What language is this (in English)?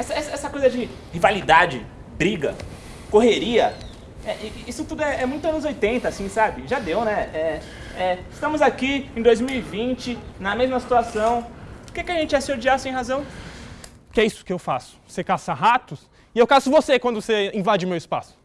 Portuguese